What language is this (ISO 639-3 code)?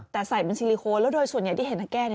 tha